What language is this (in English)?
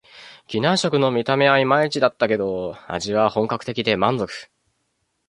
Japanese